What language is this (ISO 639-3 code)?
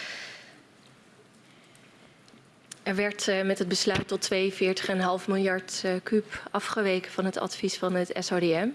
nld